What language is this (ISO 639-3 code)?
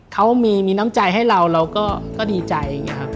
tha